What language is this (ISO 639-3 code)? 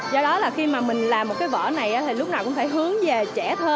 vie